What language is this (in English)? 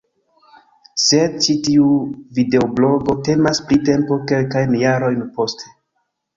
Esperanto